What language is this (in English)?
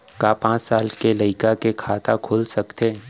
Chhattisgarhi